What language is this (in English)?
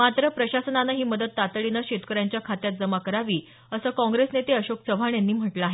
Marathi